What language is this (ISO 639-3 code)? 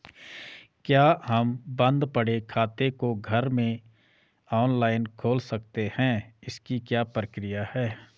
hin